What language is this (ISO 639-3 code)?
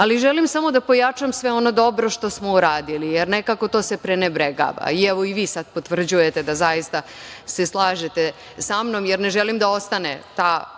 srp